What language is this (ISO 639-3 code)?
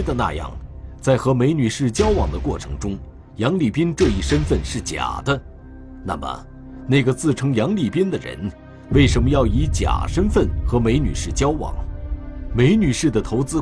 zho